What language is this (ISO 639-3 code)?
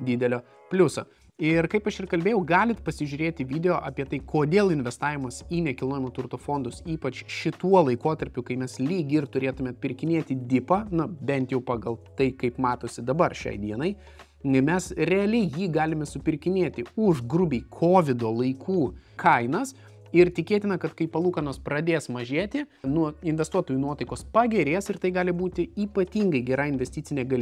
lit